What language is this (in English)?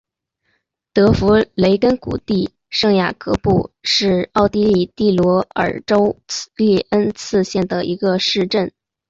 Chinese